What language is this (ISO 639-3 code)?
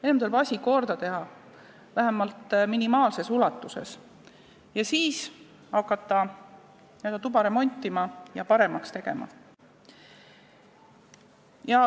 est